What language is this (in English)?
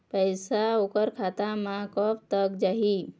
Chhattisgarhi